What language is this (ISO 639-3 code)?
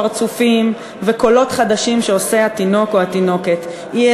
heb